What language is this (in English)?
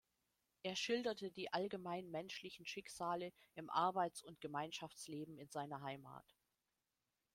German